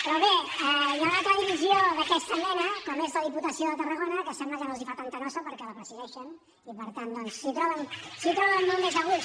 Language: Catalan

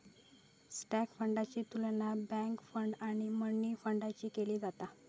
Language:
Marathi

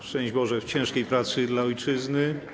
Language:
Polish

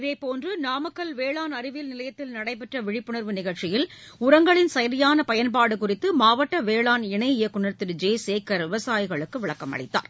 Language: Tamil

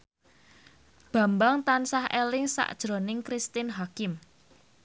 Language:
Javanese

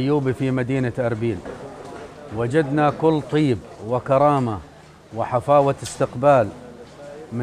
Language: Arabic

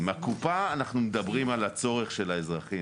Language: Hebrew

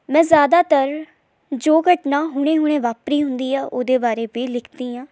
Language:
Punjabi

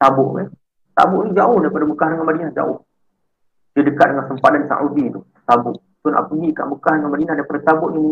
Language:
Malay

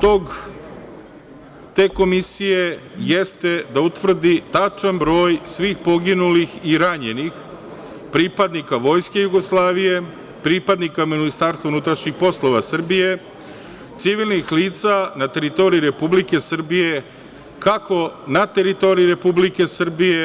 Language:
Serbian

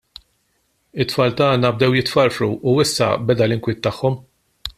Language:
Maltese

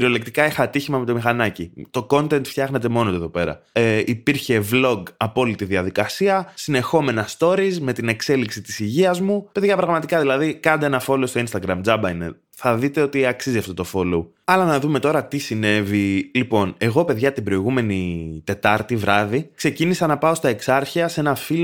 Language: Greek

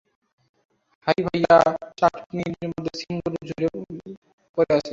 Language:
Bangla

